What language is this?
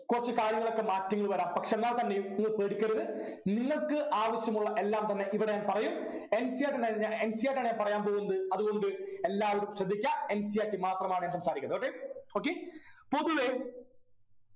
Malayalam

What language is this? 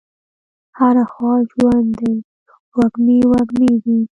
Pashto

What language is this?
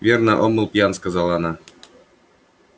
Russian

